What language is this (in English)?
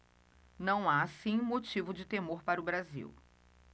Portuguese